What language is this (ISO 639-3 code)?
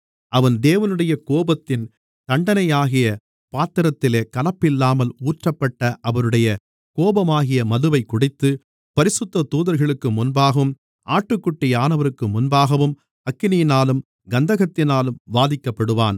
tam